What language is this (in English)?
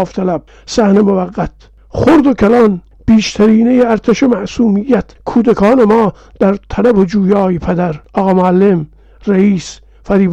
Persian